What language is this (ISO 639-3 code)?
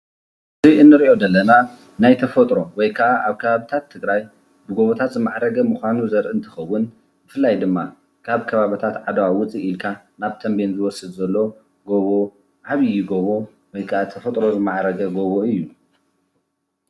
tir